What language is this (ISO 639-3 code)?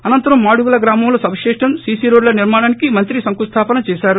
tel